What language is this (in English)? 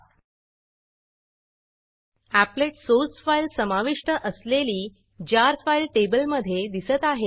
Marathi